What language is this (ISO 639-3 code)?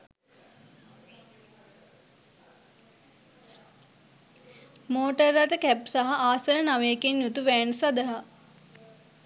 sin